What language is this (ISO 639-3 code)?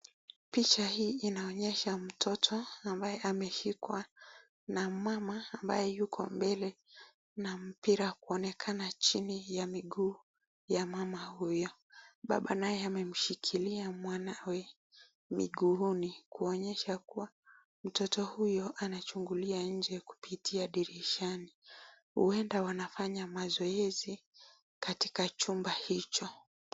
swa